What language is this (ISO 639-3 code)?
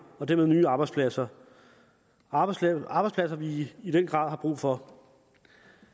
dan